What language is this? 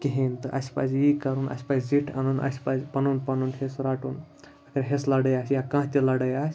Kashmiri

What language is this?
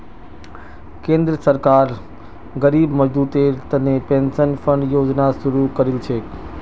Magahi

